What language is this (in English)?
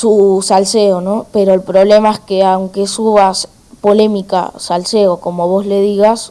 Spanish